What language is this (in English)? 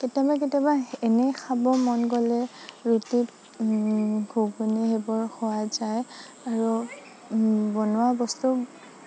Assamese